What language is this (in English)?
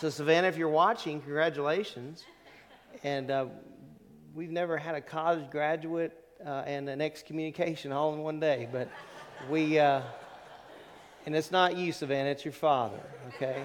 English